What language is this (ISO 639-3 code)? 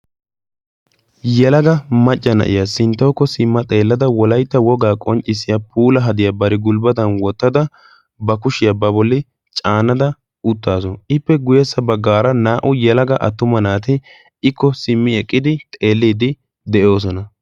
wal